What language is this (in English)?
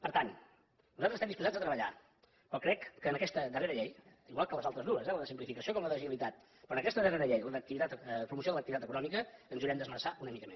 Catalan